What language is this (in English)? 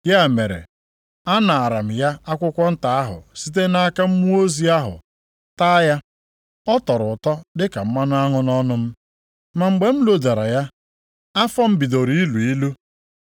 Igbo